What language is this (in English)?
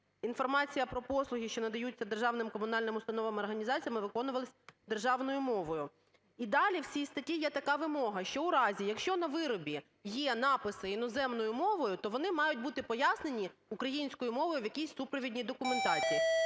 Ukrainian